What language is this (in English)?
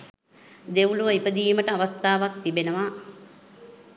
Sinhala